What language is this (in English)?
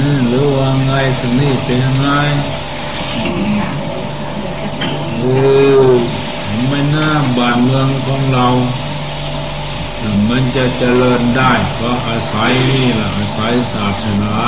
Thai